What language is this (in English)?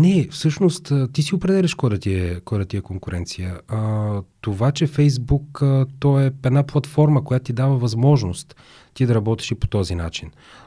Bulgarian